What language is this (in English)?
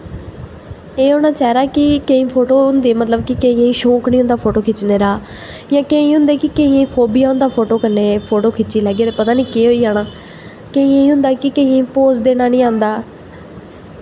Dogri